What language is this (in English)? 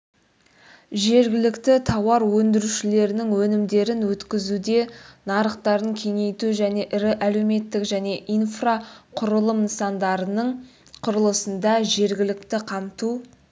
Kazakh